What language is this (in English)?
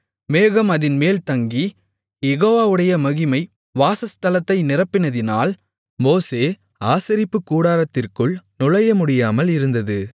Tamil